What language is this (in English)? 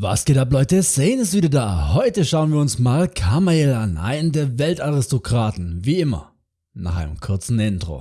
German